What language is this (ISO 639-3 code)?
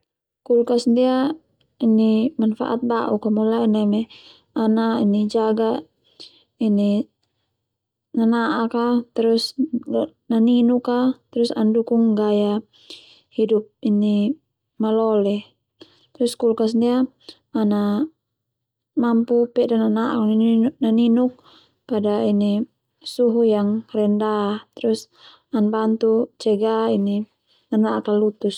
twu